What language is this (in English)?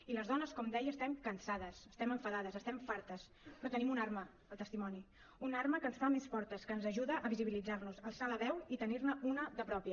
Catalan